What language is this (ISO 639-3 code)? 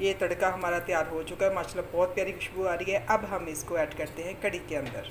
hin